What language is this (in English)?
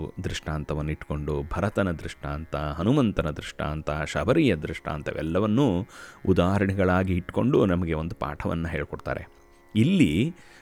Kannada